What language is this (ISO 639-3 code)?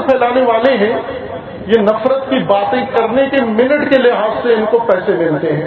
urd